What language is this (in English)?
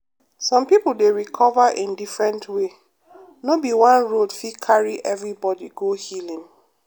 Nigerian Pidgin